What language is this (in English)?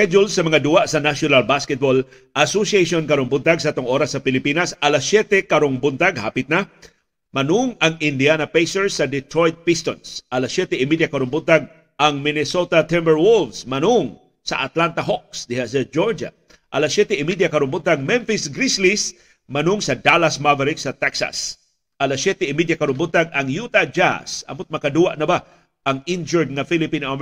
Filipino